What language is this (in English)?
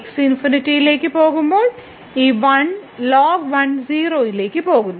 Malayalam